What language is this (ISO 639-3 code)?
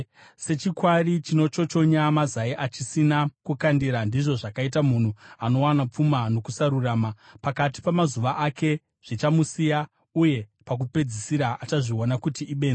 sna